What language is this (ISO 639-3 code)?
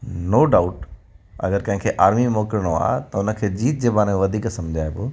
snd